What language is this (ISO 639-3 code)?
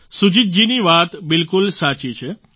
guj